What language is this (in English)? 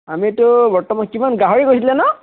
Assamese